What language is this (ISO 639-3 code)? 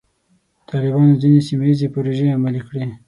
pus